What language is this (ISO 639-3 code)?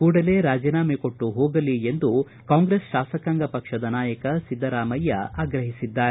kan